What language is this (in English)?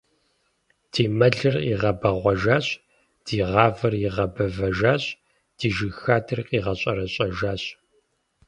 Kabardian